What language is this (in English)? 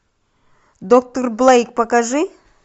Russian